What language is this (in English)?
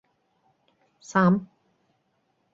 Bashkir